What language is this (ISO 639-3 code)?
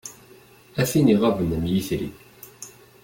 kab